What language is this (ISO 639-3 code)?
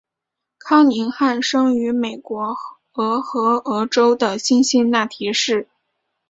zho